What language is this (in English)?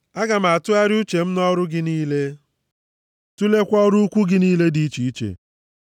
Igbo